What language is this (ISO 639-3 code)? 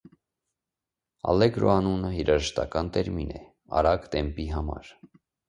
hye